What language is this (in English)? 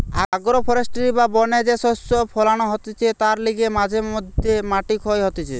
Bangla